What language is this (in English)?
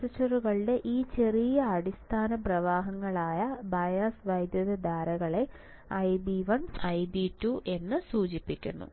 Malayalam